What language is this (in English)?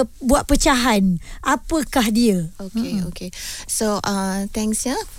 Malay